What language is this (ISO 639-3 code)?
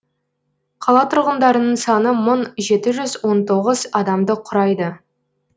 kaz